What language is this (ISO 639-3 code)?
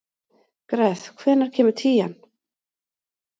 isl